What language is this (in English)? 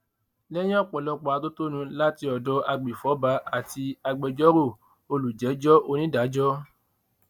Yoruba